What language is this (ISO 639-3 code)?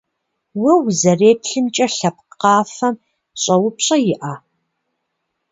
kbd